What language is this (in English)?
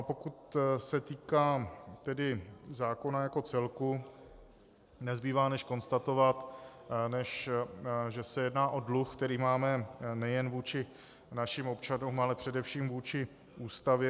Czech